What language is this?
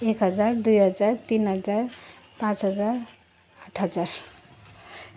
Nepali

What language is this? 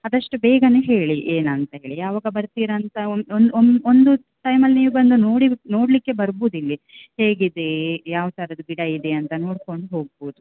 Kannada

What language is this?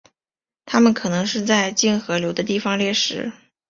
Chinese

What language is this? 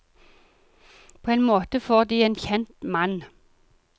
Norwegian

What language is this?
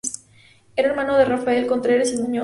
Spanish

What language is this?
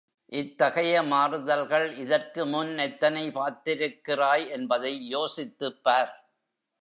Tamil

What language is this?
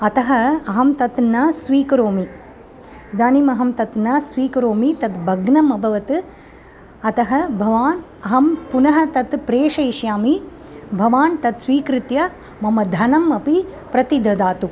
Sanskrit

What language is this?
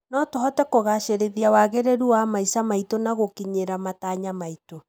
Kikuyu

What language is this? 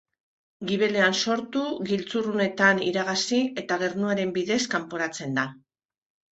Basque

